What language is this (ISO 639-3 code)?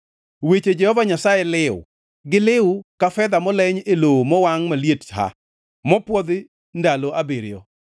luo